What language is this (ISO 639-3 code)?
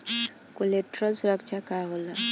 bho